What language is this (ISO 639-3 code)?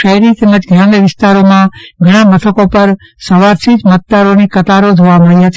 guj